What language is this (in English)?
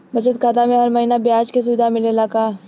Bhojpuri